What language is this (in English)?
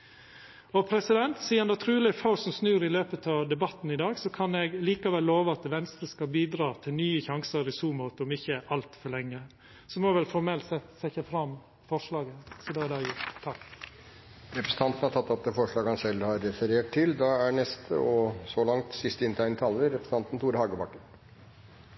Norwegian